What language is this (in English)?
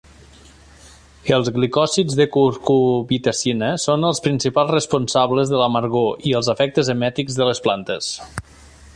Catalan